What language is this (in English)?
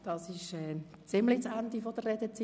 Swiss German